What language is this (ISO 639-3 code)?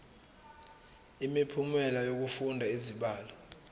zul